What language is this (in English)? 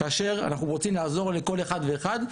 Hebrew